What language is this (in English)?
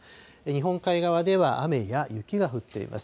Japanese